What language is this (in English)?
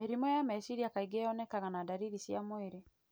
Kikuyu